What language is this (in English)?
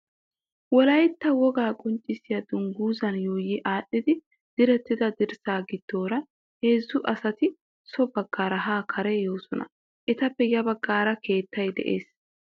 Wolaytta